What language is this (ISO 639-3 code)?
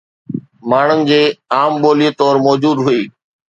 snd